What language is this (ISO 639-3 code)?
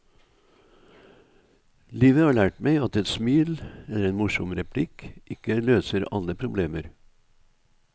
nor